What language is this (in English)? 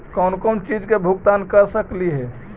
Magahi